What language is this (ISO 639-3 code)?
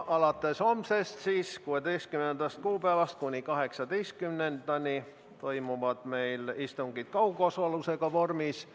est